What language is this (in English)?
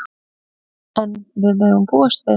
Icelandic